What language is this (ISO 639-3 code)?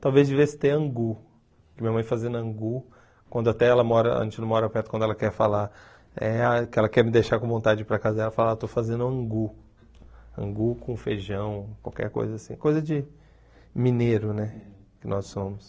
por